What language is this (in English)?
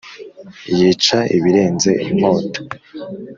Kinyarwanda